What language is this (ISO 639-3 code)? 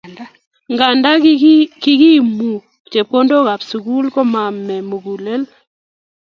kln